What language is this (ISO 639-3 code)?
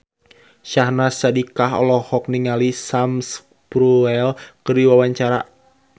sun